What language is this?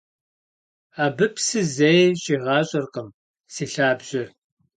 Kabardian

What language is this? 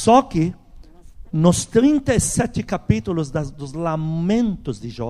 Portuguese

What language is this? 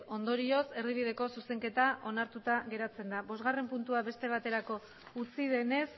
Basque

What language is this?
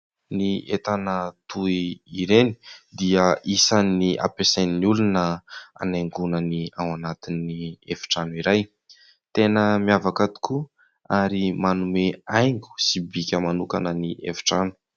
Malagasy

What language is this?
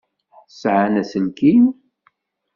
Kabyle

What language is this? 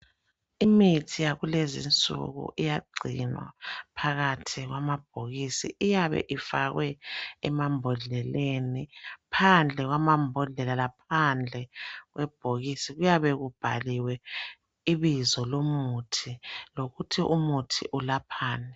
North Ndebele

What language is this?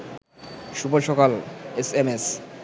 Bangla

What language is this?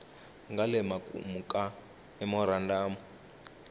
Tsonga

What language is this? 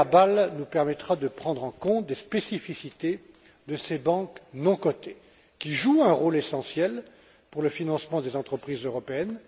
French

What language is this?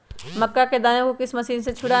Magahi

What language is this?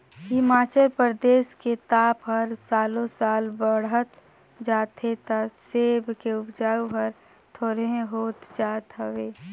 Chhattisgarhi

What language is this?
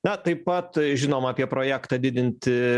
Lithuanian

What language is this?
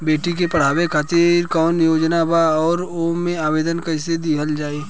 Bhojpuri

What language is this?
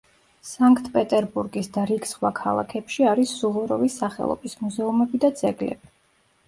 Georgian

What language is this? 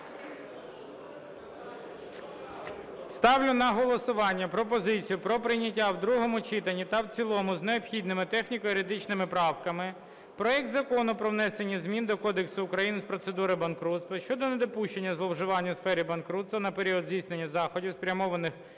Ukrainian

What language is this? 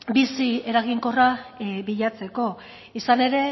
Basque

